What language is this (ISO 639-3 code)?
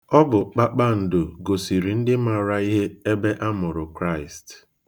ibo